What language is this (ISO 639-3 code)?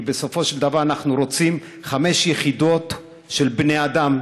heb